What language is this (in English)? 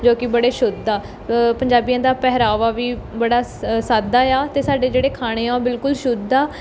Punjabi